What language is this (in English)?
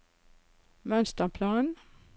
Norwegian